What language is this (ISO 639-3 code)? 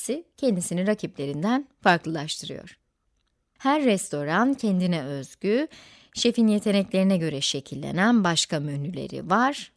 tur